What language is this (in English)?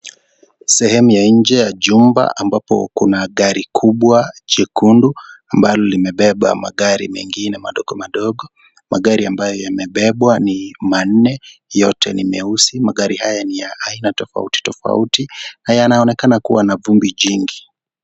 Swahili